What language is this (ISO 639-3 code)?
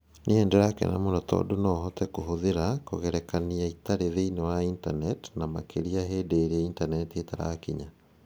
kik